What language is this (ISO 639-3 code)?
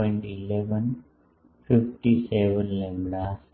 guj